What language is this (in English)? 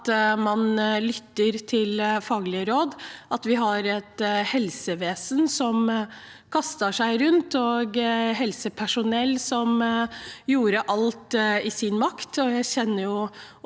Norwegian